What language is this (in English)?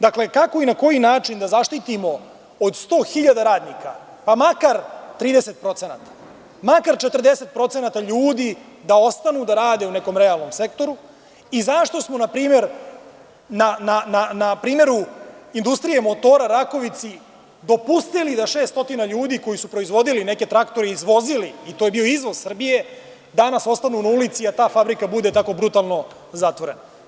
Serbian